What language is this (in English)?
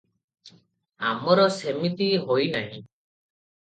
Odia